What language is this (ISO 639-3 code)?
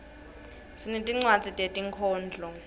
ssw